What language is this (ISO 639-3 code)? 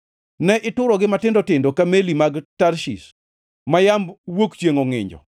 luo